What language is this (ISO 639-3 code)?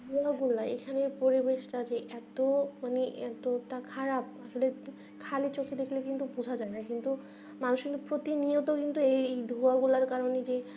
ben